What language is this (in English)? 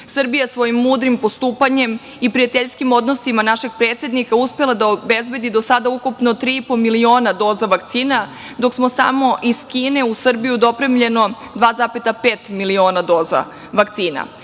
Serbian